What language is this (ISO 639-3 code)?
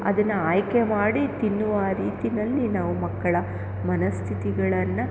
kan